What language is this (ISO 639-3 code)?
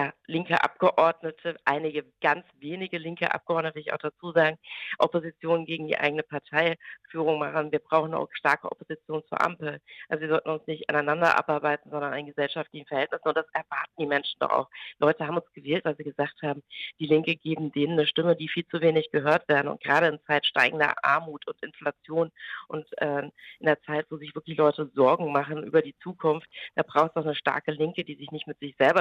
deu